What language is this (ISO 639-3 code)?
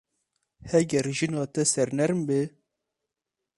kur